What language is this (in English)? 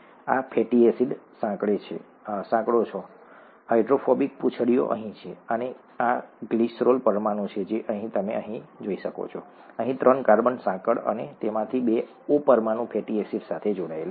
Gujarati